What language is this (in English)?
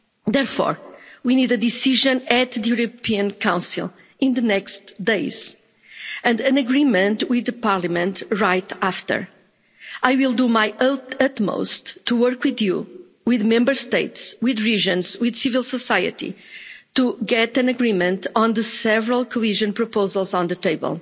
English